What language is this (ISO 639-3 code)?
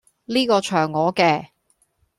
yue